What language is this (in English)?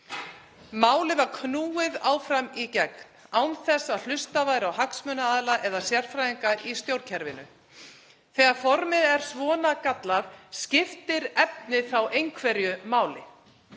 Icelandic